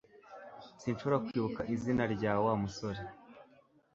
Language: Kinyarwanda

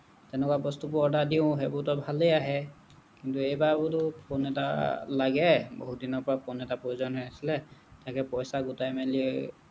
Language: Assamese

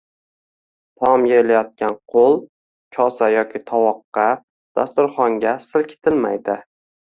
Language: Uzbek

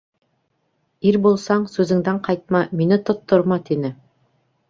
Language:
Bashkir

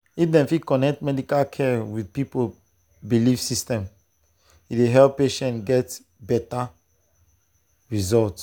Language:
Nigerian Pidgin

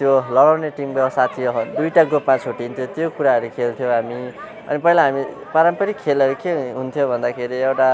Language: Nepali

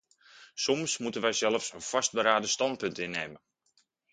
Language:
Dutch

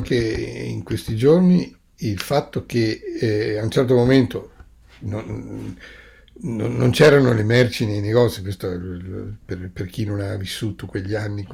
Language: Italian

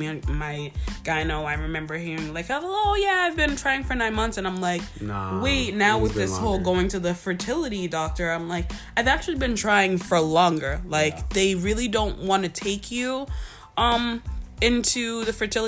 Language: English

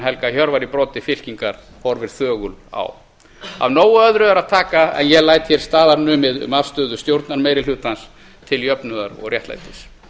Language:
Icelandic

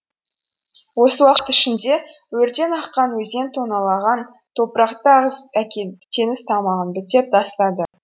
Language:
Kazakh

